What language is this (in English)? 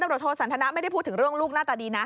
Thai